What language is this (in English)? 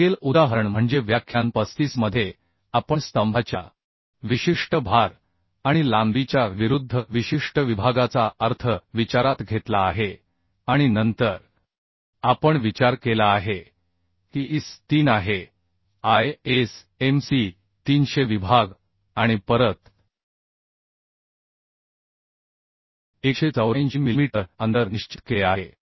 Marathi